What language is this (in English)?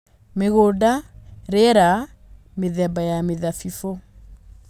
Kikuyu